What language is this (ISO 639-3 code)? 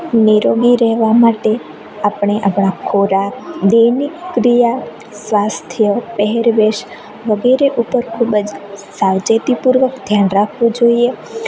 guj